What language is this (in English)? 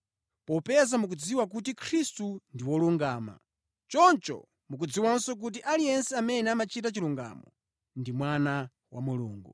Nyanja